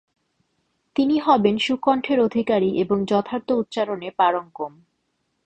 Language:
Bangla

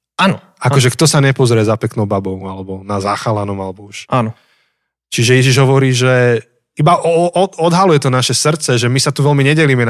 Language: Slovak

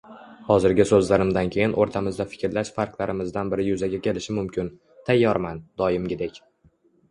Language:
Uzbek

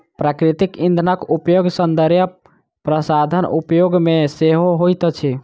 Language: Maithili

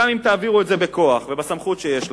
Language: Hebrew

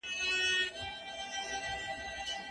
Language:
Pashto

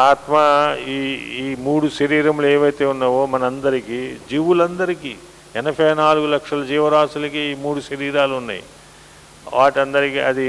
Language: Telugu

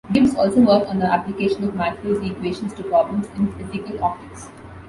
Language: English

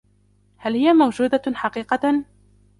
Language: Arabic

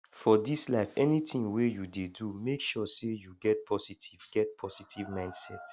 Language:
Nigerian Pidgin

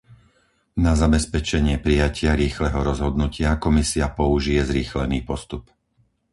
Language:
Slovak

